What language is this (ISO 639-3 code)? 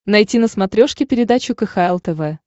rus